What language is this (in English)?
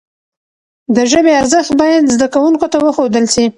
Pashto